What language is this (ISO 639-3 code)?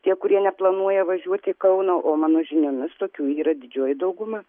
lit